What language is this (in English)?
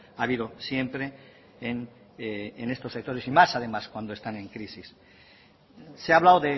Spanish